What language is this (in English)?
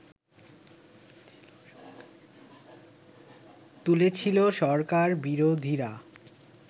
Bangla